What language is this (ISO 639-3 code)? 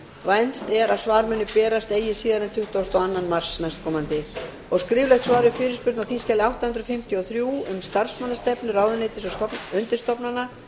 isl